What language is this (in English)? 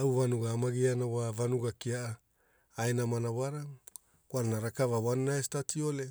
Hula